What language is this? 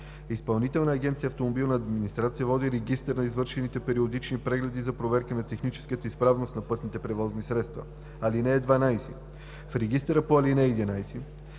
Bulgarian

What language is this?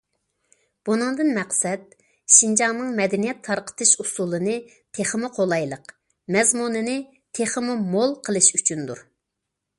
Uyghur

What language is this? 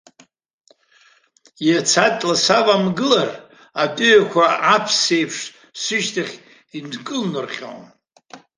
Abkhazian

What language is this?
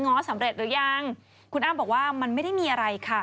Thai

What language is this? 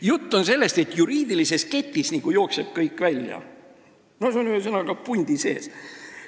Estonian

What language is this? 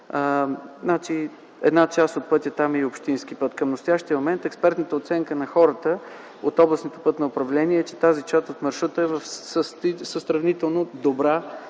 Bulgarian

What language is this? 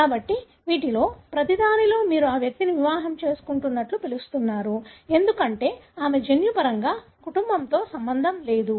Telugu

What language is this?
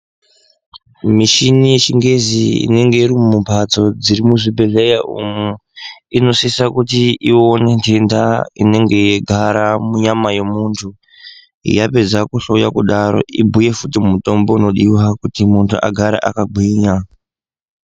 Ndau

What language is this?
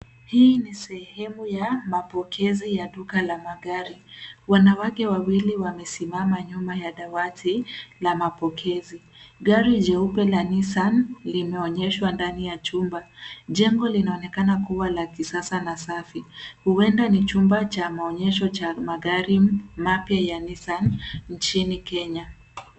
Swahili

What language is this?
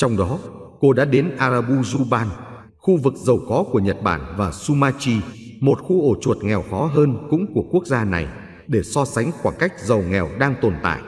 Vietnamese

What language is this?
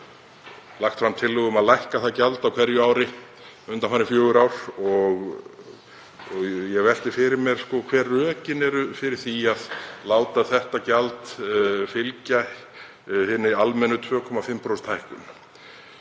Icelandic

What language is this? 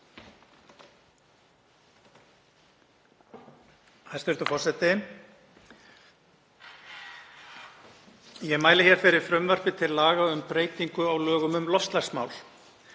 Icelandic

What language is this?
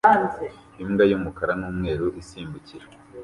Kinyarwanda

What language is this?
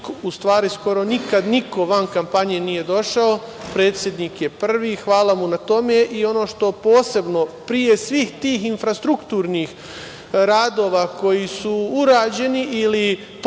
Serbian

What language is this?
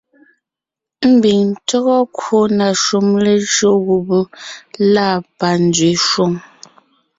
Ngiemboon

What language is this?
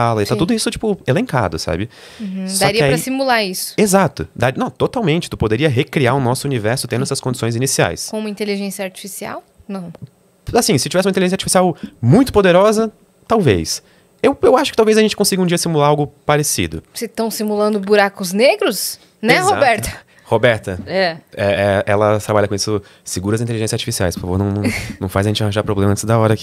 Portuguese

